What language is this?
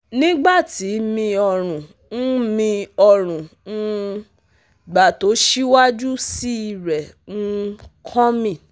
Yoruba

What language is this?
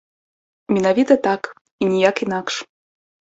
Belarusian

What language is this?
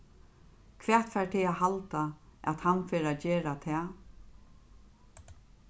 Faroese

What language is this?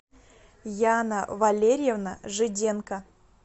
Russian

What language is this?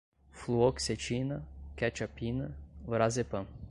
Portuguese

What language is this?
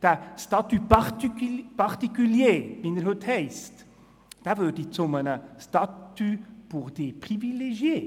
Swiss German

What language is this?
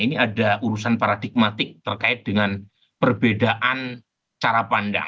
Indonesian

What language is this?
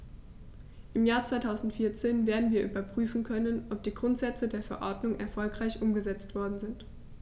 German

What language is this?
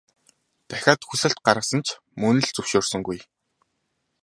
Mongolian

